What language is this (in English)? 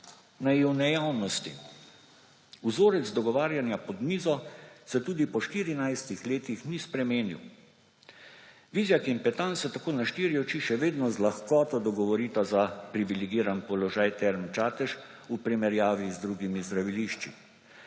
Slovenian